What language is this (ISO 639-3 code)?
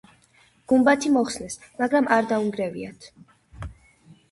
kat